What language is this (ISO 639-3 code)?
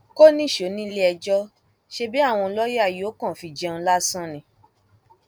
yor